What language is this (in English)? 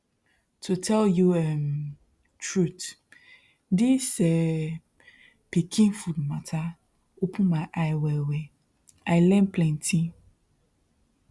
Nigerian Pidgin